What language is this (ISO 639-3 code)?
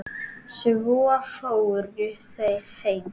isl